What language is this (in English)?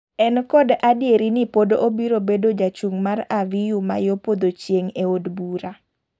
Luo (Kenya and Tanzania)